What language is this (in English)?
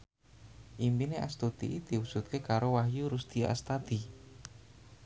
Javanese